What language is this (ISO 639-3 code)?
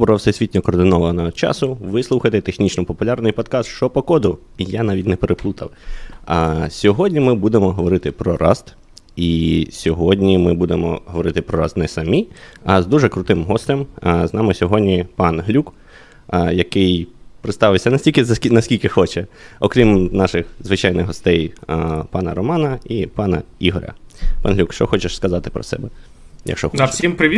ukr